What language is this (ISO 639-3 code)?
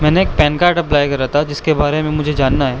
urd